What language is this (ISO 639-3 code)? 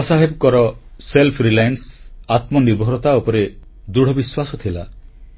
ori